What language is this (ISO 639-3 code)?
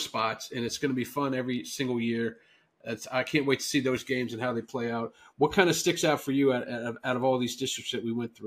eng